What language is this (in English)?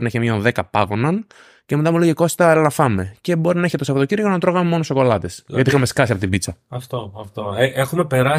Greek